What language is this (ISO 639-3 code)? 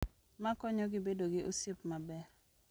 luo